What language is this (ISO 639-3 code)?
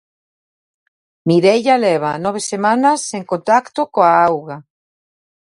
glg